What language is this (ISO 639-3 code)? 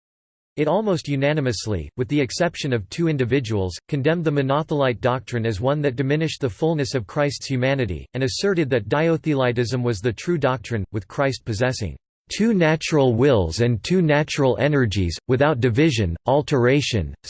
eng